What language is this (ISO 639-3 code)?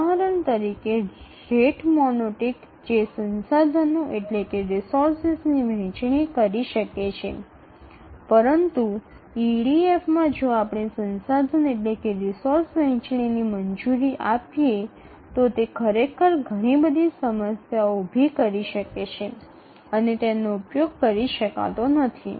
guj